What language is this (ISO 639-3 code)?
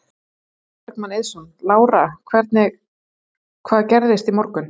isl